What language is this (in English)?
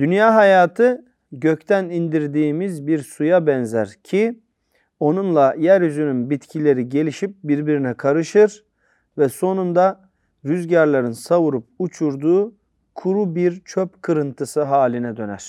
Turkish